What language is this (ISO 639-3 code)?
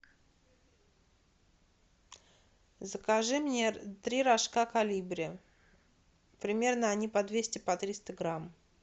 rus